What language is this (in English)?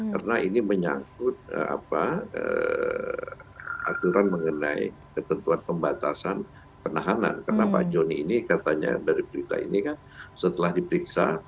Indonesian